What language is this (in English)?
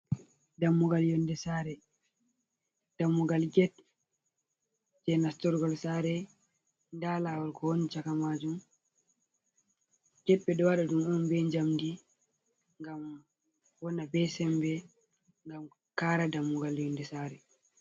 Fula